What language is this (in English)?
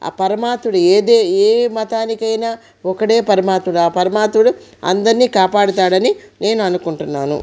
Telugu